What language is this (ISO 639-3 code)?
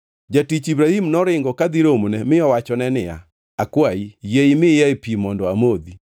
luo